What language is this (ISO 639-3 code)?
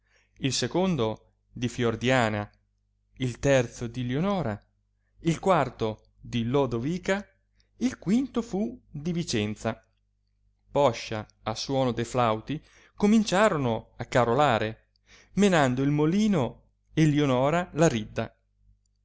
ita